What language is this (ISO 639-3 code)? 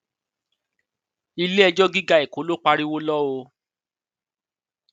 yor